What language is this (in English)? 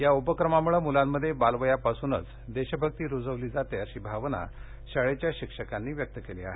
Marathi